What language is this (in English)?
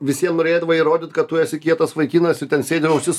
Lithuanian